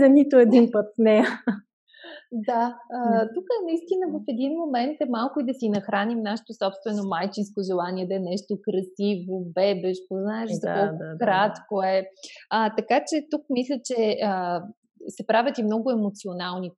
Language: Bulgarian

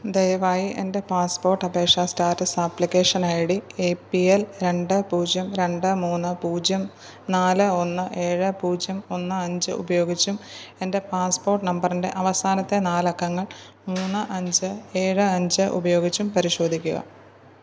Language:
Malayalam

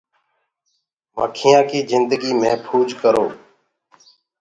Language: Gurgula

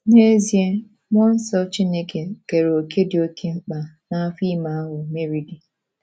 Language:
Igbo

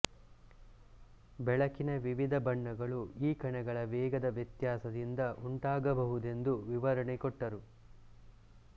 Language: Kannada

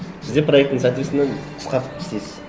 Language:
Kazakh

